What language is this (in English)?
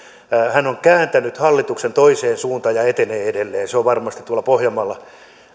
Finnish